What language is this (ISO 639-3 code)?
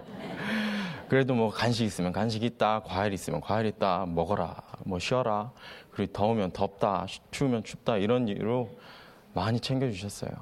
kor